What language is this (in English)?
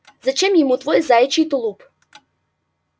Russian